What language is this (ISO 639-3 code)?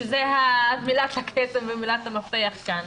heb